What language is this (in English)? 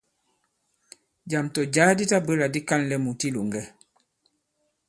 Bankon